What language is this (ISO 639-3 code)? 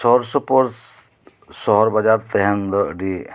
sat